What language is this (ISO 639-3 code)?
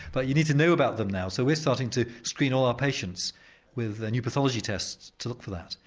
eng